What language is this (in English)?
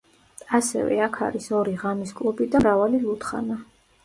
Georgian